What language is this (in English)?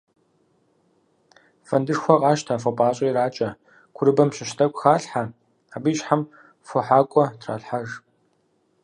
Kabardian